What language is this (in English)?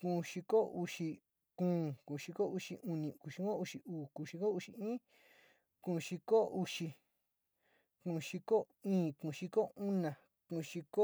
Sinicahua Mixtec